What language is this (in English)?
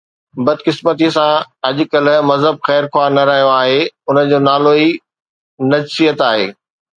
Sindhi